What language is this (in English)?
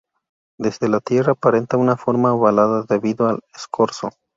Spanish